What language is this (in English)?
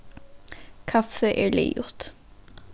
Faroese